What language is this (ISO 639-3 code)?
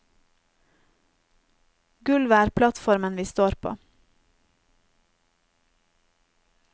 nor